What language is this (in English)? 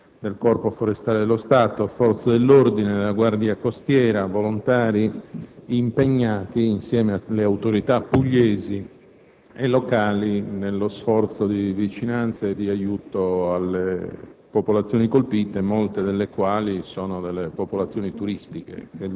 Italian